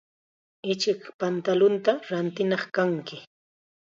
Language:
Chiquián Ancash Quechua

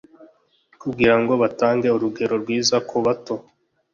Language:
Kinyarwanda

